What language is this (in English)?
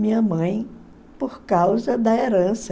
Portuguese